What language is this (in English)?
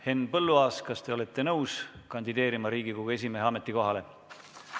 Estonian